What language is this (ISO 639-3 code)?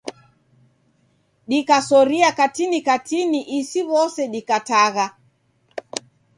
dav